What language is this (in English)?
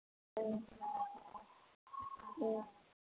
Manipuri